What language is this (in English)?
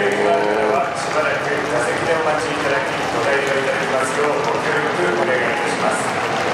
Japanese